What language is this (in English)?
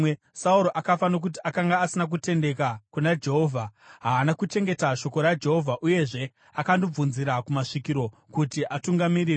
Shona